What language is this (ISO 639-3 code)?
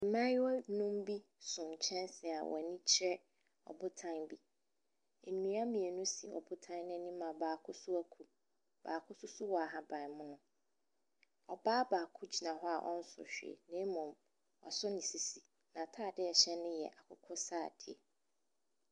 aka